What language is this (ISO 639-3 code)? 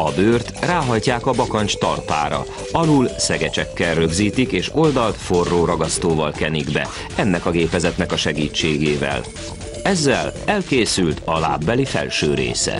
hun